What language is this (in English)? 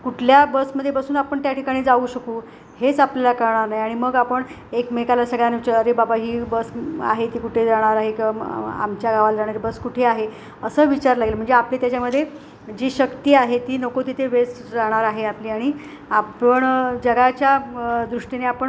Marathi